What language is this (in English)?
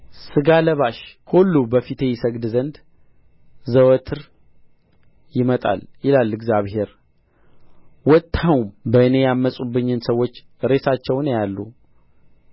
Amharic